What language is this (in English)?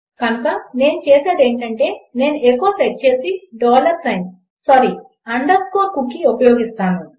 Telugu